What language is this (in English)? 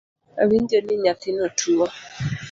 Luo (Kenya and Tanzania)